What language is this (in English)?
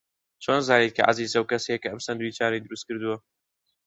Central Kurdish